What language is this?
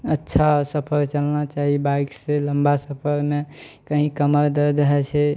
Maithili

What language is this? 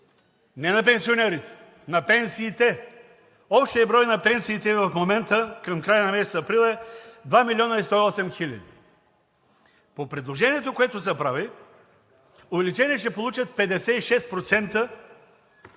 Bulgarian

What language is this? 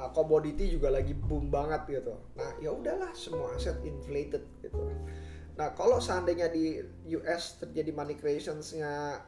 Indonesian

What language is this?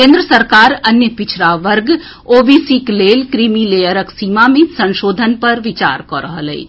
Maithili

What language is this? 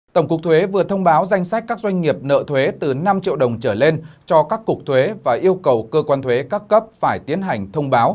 Vietnamese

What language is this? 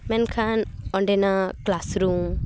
Santali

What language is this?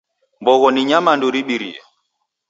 Taita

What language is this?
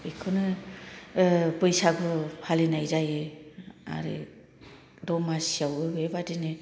Bodo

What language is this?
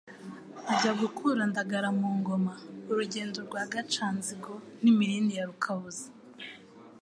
Kinyarwanda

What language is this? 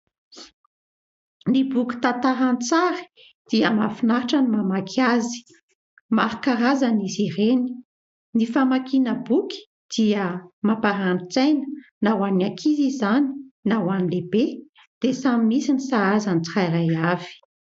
Malagasy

